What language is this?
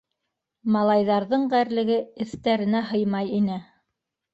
Bashkir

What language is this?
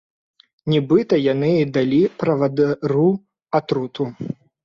Belarusian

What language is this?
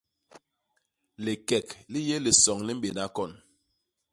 Basaa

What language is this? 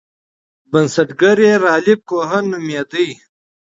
Pashto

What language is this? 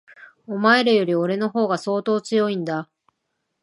Japanese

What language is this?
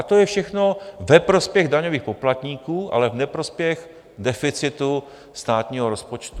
Czech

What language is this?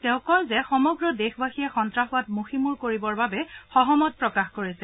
Assamese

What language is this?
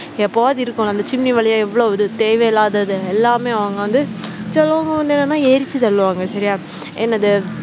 Tamil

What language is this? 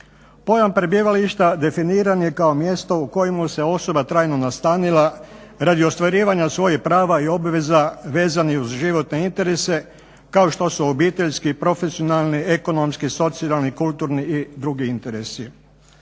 Croatian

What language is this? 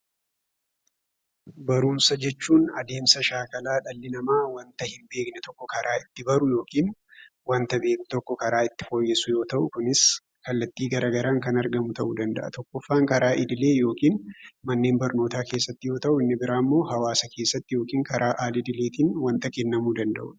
Oromo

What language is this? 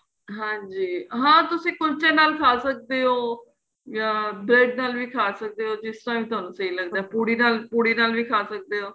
Punjabi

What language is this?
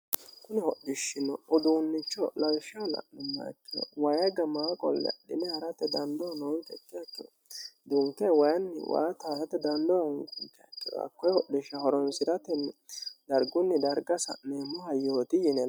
Sidamo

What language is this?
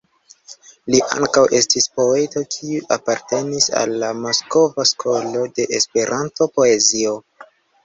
Esperanto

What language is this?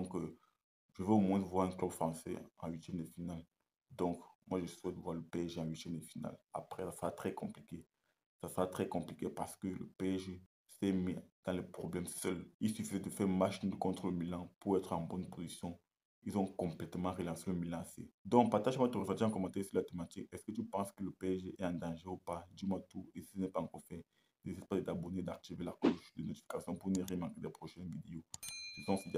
French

